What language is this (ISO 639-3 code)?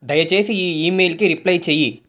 tel